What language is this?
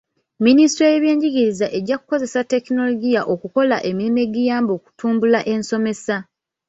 Ganda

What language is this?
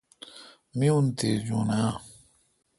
Kalkoti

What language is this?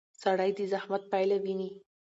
Pashto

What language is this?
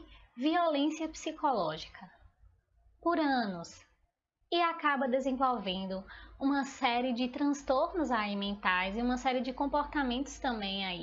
Portuguese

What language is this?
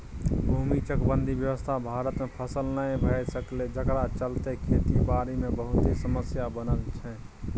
Maithili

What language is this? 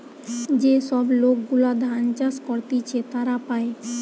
Bangla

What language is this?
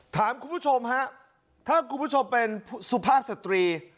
Thai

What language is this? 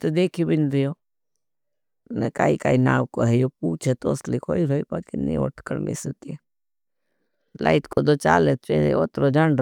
Bhili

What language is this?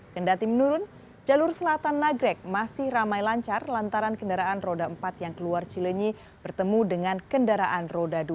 Indonesian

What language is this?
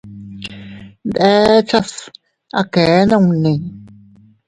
Teutila Cuicatec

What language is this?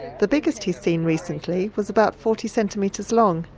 English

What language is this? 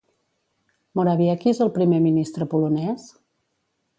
Catalan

